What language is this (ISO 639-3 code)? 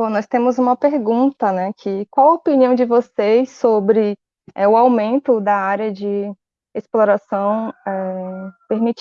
por